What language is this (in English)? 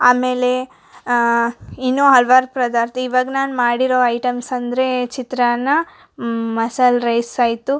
Kannada